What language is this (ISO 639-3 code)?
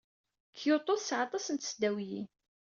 kab